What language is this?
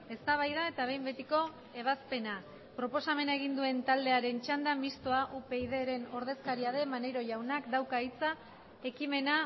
Basque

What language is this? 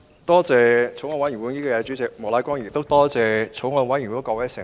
Cantonese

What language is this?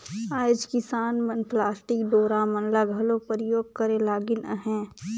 Chhattisgarhi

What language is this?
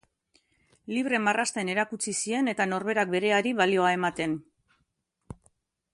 Basque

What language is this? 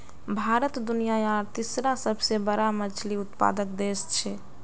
Magahi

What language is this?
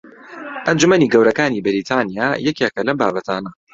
Central Kurdish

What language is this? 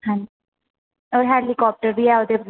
Dogri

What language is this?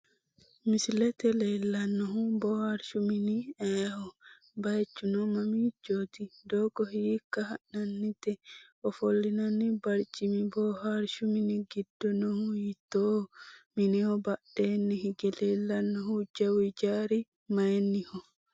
Sidamo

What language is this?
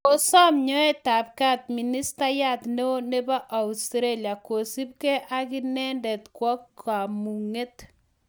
Kalenjin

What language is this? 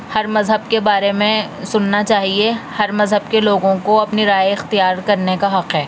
Urdu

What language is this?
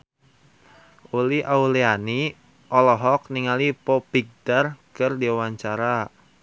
Sundanese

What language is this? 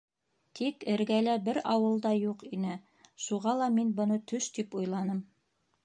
Bashkir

